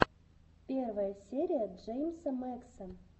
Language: Russian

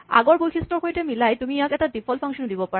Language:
Assamese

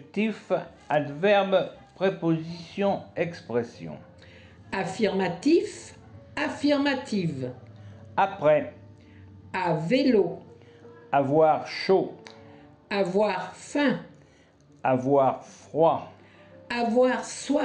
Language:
French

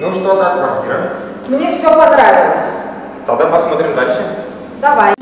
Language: Russian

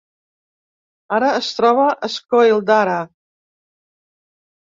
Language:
Catalan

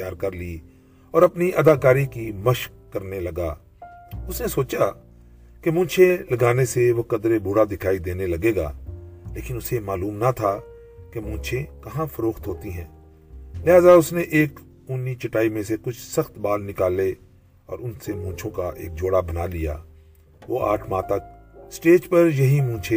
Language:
Urdu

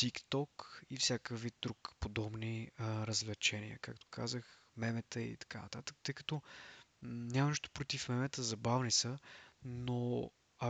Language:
Bulgarian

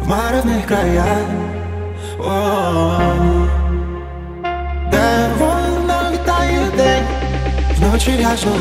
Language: Romanian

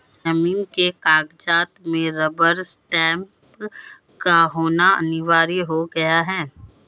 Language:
Hindi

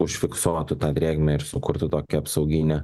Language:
Lithuanian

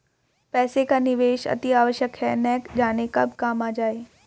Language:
Hindi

